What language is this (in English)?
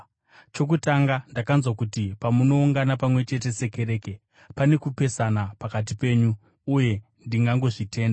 Shona